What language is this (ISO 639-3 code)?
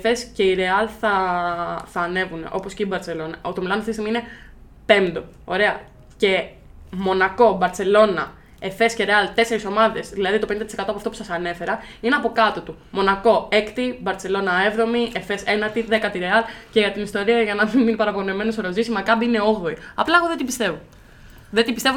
ell